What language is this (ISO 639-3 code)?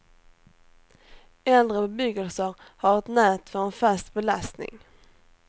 swe